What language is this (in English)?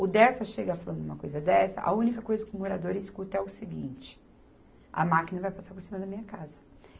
Portuguese